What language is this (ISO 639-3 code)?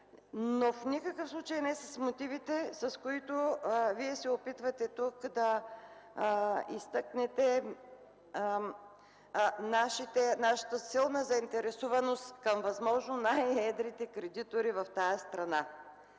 bul